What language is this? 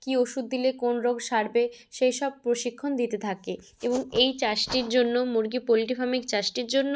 Bangla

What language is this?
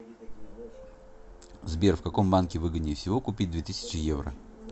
Russian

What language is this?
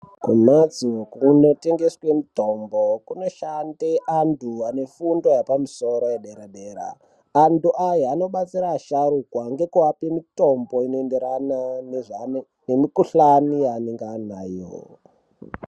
Ndau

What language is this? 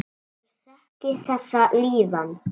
Icelandic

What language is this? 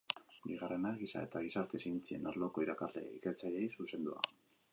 Basque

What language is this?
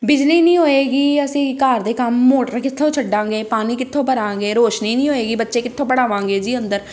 Punjabi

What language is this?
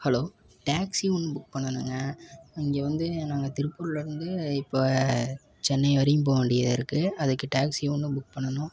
Tamil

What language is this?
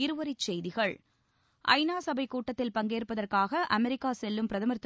Tamil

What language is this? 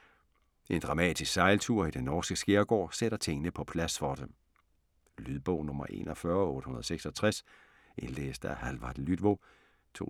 Danish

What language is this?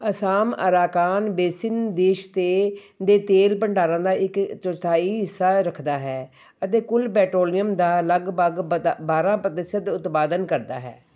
Punjabi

